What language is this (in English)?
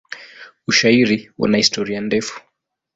Swahili